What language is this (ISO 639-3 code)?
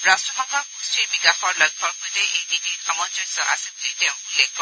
asm